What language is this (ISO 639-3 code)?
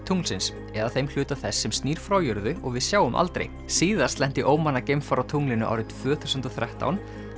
isl